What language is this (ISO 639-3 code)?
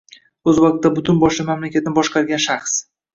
uzb